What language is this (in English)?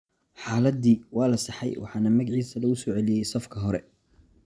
Somali